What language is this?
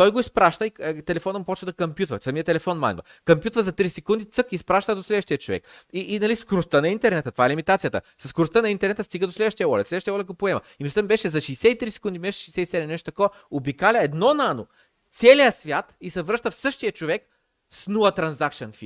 Bulgarian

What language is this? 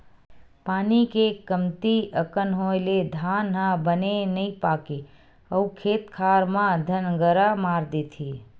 Chhattisgarhi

